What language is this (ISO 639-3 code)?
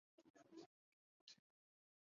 zho